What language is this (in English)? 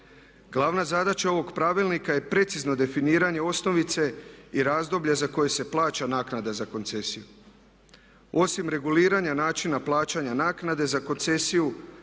Croatian